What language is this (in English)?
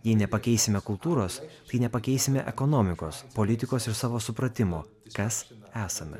Lithuanian